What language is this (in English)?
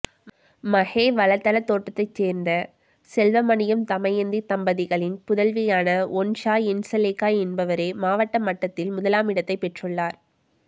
Tamil